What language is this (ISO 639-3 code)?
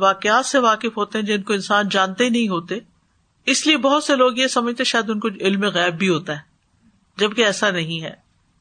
urd